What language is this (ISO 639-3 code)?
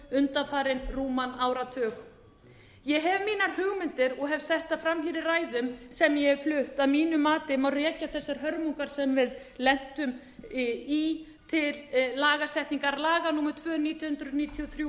isl